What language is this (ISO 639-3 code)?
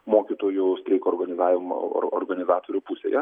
lit